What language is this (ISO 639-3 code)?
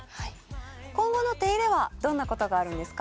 jpn